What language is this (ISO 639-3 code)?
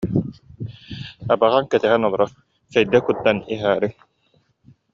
sah